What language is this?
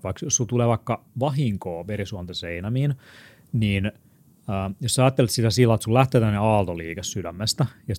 Finnish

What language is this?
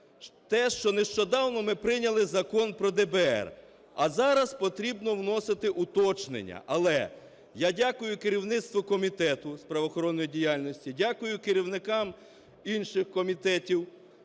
Ukrainian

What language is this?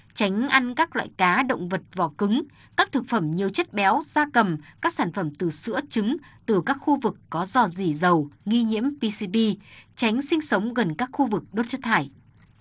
Vietnamese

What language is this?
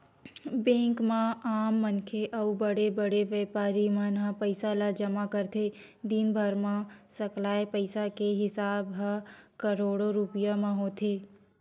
Chhattisgarhi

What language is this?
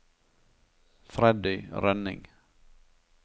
Norwegian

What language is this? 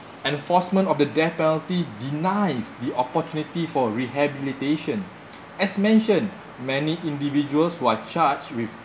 English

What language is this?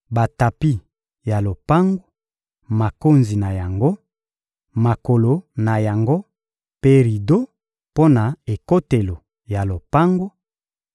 Lingala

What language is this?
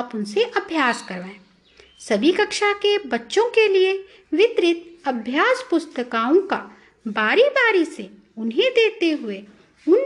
Hindi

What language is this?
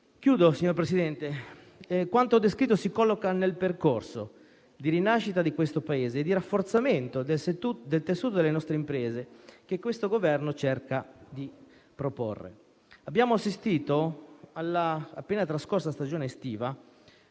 Italian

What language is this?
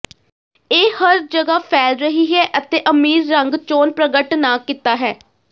Punjabi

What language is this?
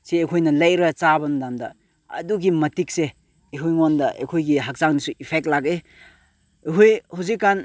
Manipuri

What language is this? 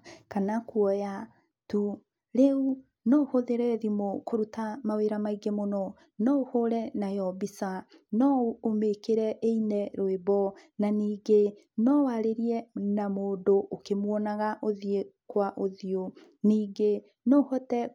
Kikuyu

